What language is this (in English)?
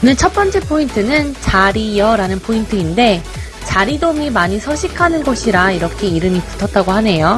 Korean